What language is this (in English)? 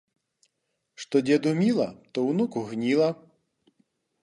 Belarusian